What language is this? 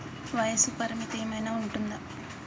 Telugu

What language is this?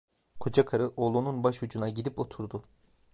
Turkish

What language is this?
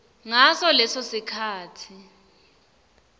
Swati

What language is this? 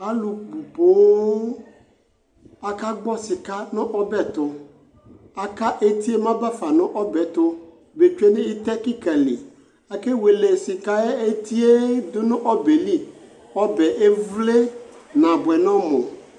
Ikposo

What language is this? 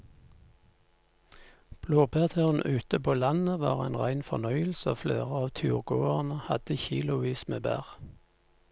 Norwegian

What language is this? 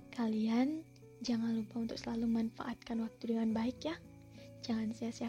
Indonesian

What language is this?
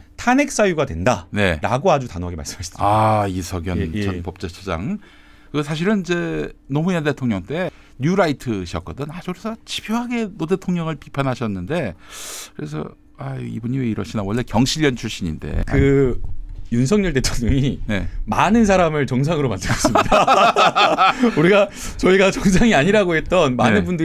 Korean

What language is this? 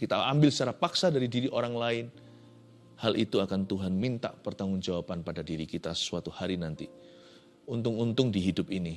Indonesian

